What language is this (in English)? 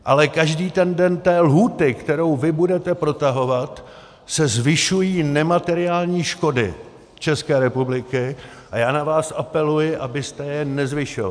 Czech